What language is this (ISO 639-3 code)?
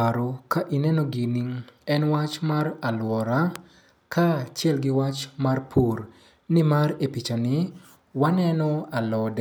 luo